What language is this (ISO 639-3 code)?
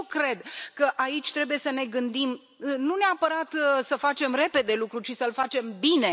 ron